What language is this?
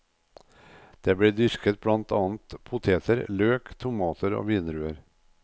Norwegian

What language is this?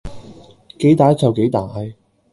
Cantonese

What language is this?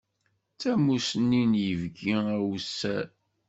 Kabyle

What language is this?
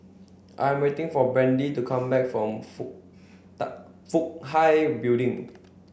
English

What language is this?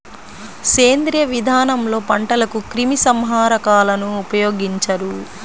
Telugu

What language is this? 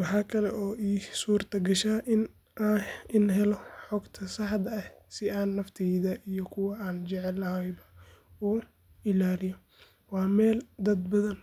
Somali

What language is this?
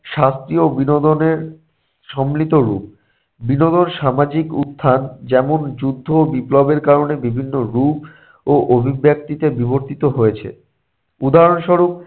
Bangla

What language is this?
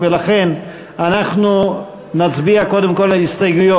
Hebrew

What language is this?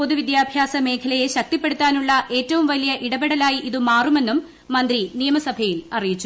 Malayalam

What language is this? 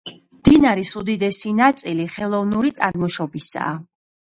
Georgian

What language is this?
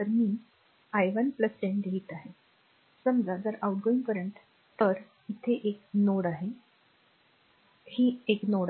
Marathi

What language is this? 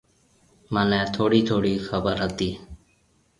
Marwari (Pakistan)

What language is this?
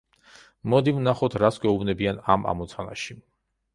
Georgian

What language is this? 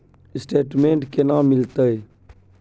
Maithili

